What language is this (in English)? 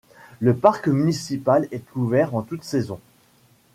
French